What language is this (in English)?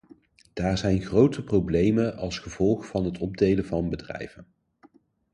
Dutch